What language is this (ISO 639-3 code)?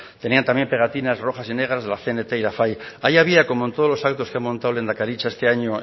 spa